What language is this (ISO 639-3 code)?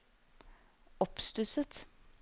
nor